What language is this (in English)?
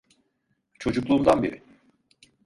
Turkish